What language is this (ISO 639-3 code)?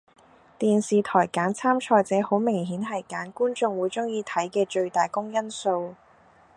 yue